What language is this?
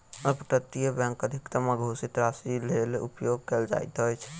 Maithili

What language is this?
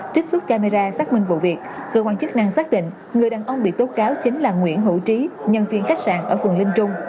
Vietnamese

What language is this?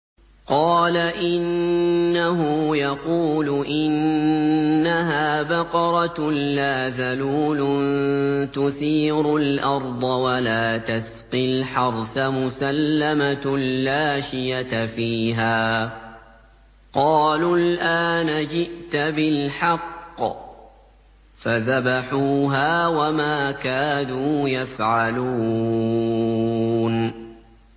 Arabic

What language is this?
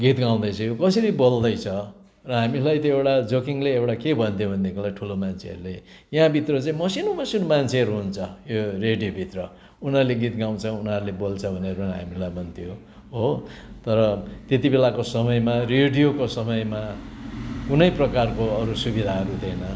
Nepali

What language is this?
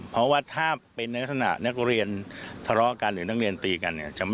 Thai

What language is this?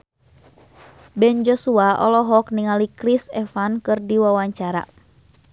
Sundanese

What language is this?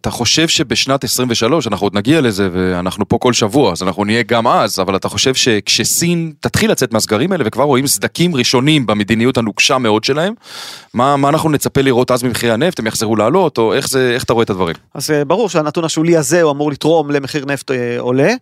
Hebrew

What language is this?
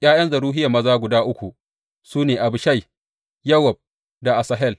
Hausa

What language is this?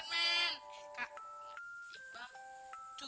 Indonesian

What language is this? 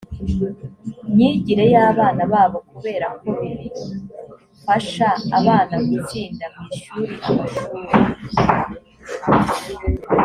Kinyarwanda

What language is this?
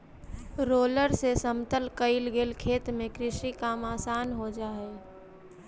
Magahi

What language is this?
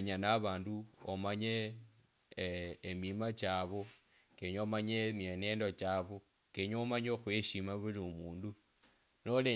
Kabras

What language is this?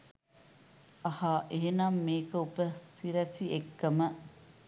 Sinhala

